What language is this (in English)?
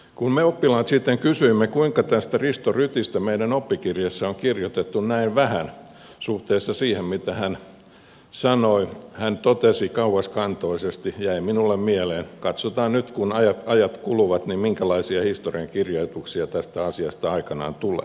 Finnish